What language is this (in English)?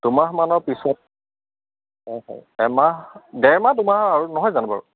Assamese